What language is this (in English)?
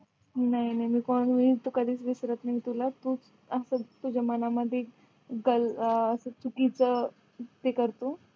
Marathi